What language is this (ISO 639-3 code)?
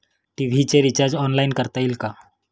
mar